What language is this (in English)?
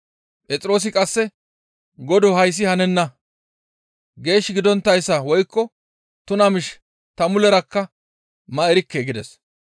Gamo